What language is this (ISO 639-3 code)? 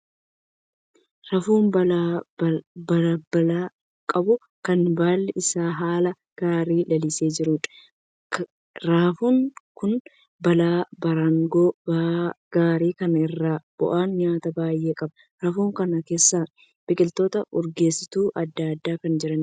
orm